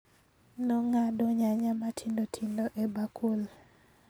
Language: Luo (Kenya and Tanzania)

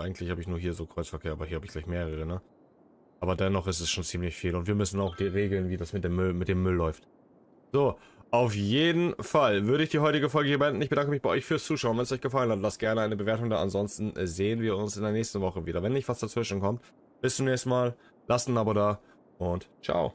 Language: German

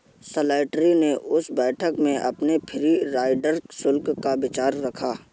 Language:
Hindi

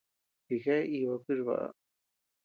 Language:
Tepeuxila Cuicatec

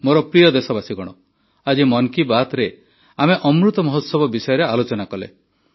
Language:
Odia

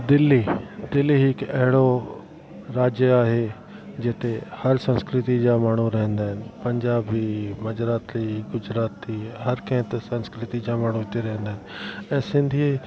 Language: Sindhi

